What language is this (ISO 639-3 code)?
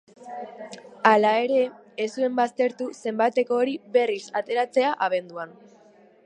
eus